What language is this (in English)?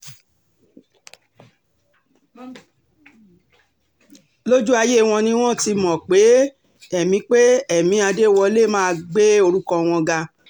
Yoruba